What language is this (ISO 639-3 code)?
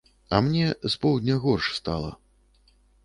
bel